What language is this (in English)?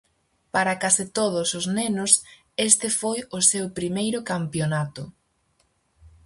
Galician